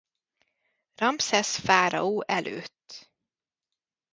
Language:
Hungarian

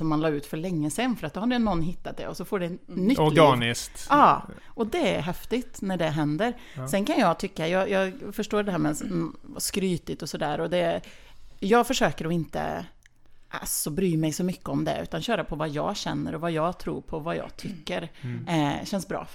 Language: Swedish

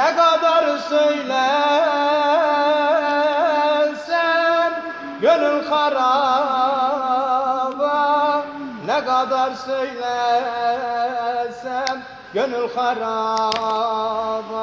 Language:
Turkish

